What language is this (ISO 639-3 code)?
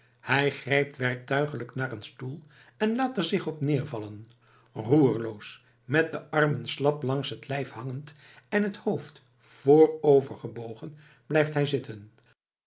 nld